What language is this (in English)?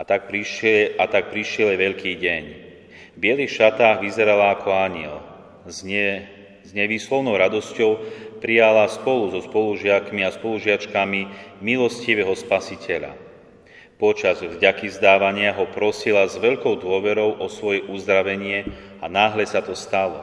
Slovak